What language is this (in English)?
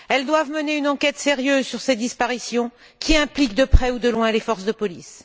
French